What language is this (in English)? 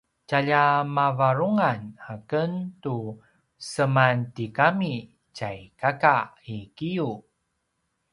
Paiwan